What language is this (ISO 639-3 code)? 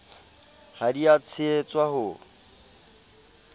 sot